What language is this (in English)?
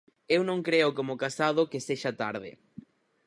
Galician